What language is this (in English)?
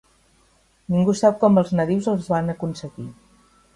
Catalan